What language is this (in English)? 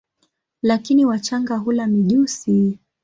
Swahili